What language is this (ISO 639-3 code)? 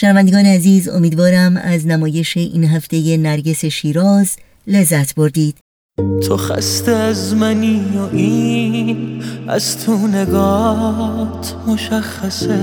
fas